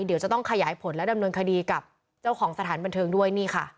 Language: Thai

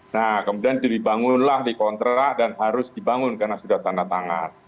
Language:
Indonesian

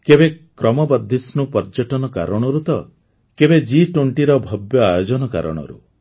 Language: Odia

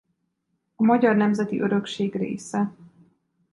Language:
Hungarian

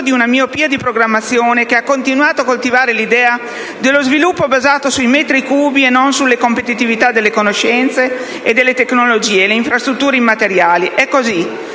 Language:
Italian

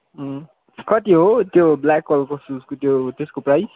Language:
Nepali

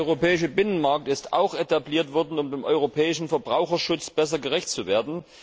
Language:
German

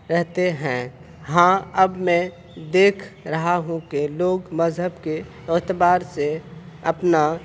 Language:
Urdu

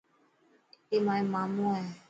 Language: Dhatki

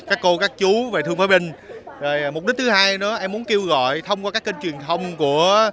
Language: Vietnamese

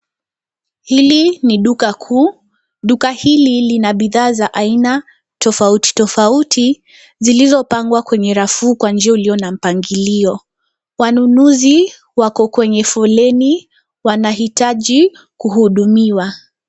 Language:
Swahili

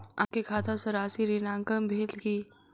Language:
Maithili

